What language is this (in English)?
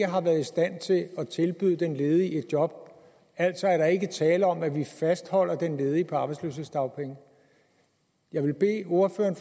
Danish